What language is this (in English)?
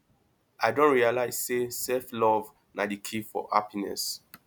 Nigerian Pidgin